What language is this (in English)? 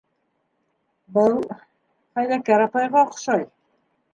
Bashkir